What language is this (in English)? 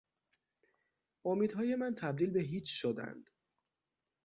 Persian